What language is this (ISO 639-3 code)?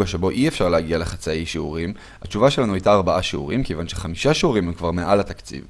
heb